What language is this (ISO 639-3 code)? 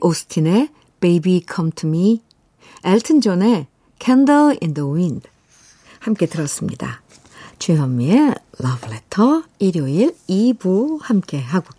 kor